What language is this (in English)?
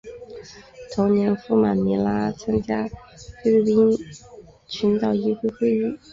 Chinese